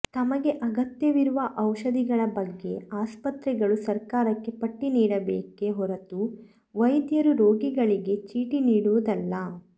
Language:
Kannada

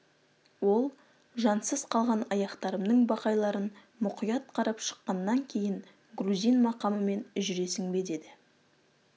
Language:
Kazakh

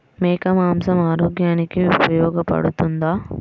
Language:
Telugu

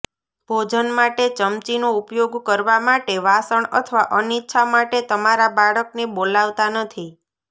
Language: Gujarati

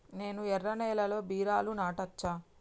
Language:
Telugu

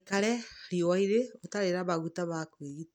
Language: Kikuyu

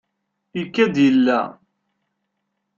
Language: Kabyle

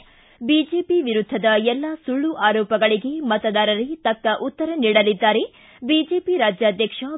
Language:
Kannada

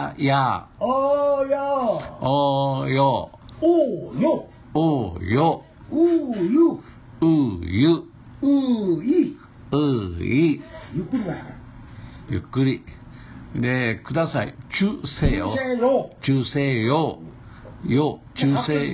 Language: Japanese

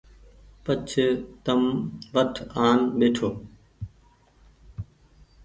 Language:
Goaria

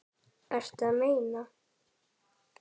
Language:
Icelandic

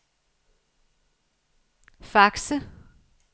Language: Danish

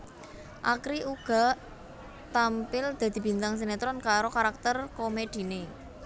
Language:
Javanese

